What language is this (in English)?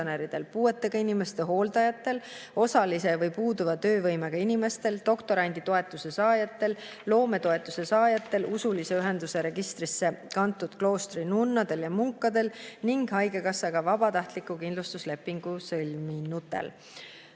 Estonian